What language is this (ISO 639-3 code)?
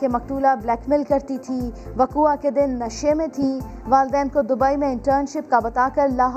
urd